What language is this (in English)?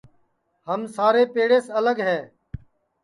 Sansi